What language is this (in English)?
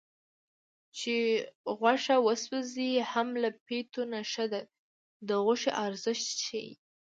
Pashto